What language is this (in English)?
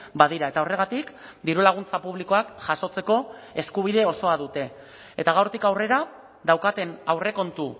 Basque